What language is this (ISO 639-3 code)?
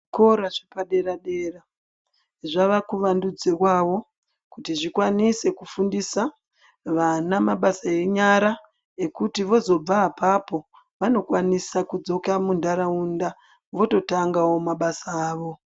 ndc